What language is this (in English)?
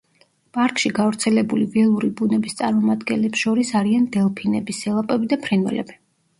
Georgian